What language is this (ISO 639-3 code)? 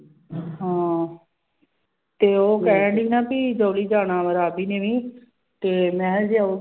pan